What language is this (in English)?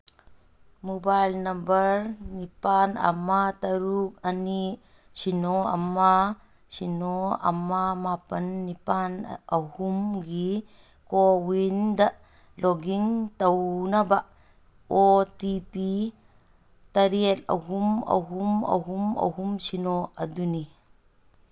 Manipuri